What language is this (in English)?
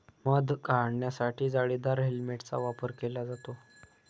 Marathi